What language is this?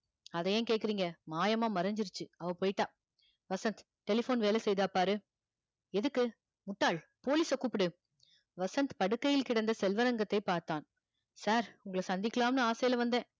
Tamil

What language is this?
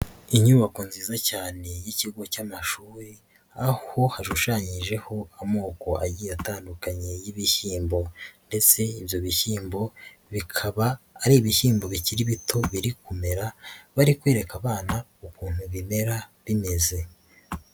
Kinyarwanda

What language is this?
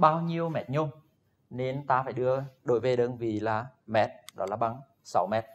Vietnamese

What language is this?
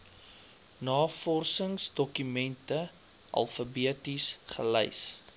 Afrikaans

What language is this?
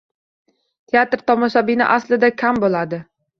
Uzbek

